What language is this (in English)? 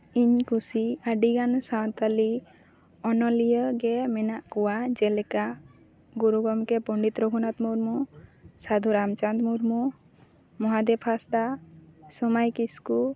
Santali